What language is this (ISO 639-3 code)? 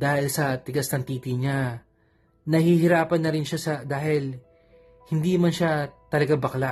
fil